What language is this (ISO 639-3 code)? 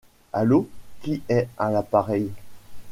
fra